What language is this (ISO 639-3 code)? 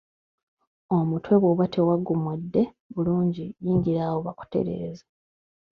lug